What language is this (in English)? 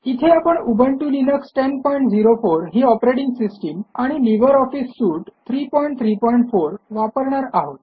Marathi